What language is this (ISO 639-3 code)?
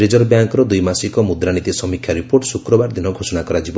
ori